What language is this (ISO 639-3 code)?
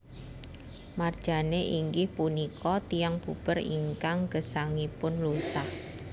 jav